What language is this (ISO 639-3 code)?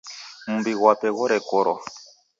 dav